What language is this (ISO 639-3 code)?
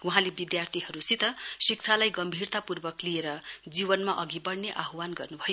nep